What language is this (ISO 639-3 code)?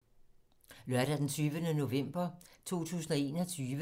dan